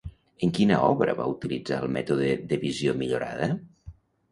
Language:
Catalan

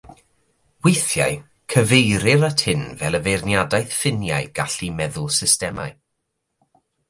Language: Welsh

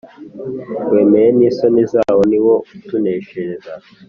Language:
Kinyarwanda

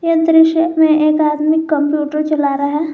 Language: Hindi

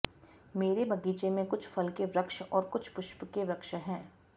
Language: Sanskrit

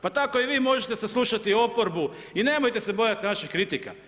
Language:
Croatian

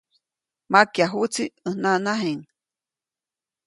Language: Copainalá Zoque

